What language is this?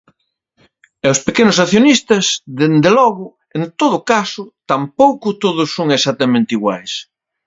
Galician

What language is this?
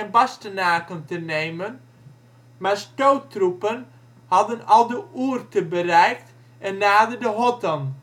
Dutch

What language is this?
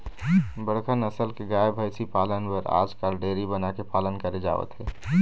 Chhattisgarhi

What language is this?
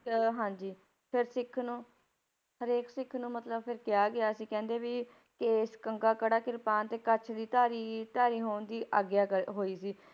Punjabi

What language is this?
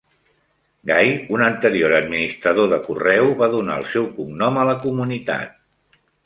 Catalan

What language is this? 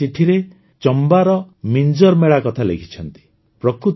Odia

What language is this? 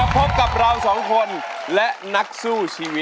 Thai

